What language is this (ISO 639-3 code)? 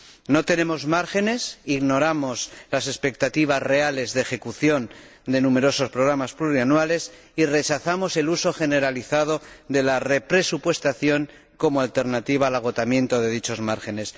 spa